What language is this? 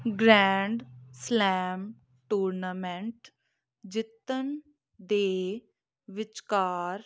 Punjabi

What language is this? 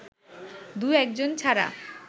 Bangla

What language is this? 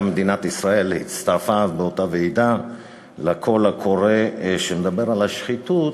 Hebrew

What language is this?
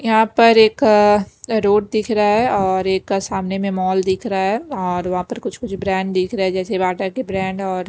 Hindi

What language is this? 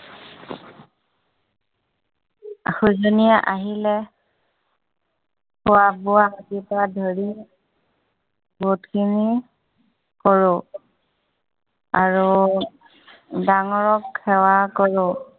Assamese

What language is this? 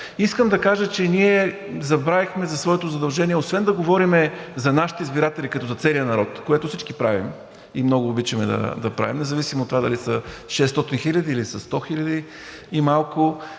Bulgarian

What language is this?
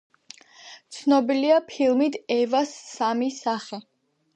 Georgian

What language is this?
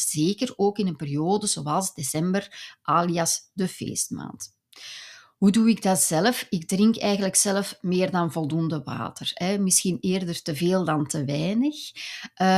Dutch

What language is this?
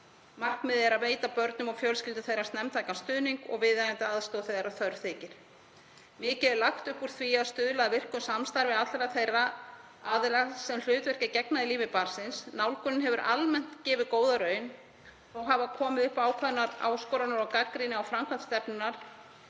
Icelandic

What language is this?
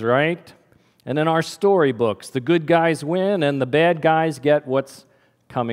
English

